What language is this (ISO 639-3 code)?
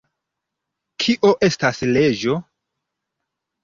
epo